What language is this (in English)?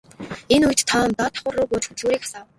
Mongolian